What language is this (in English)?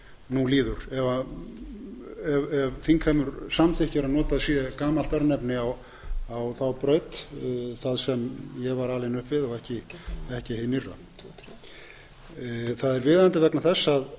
Icelandic